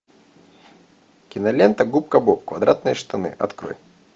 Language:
Russian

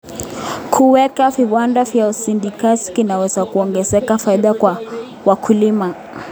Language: Kalenjin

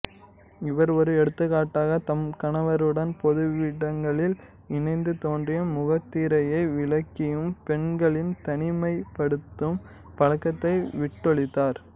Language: Tamil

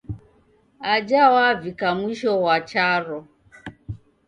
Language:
Taita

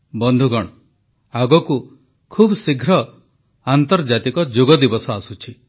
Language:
Odia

